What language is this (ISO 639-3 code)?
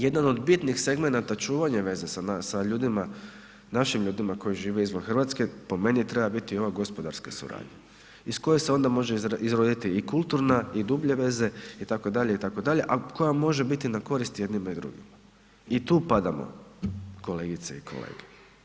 hrv